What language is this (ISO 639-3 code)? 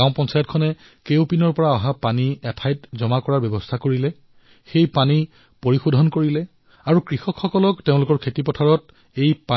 asm